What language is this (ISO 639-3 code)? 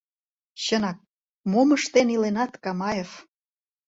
chm